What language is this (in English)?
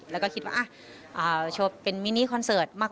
Thai